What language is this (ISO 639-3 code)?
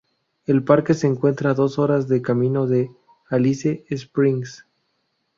spa